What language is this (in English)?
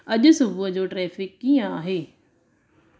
Sindhi